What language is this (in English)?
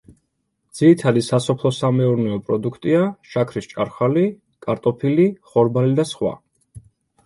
Georgian